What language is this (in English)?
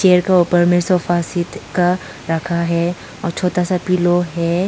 Hindi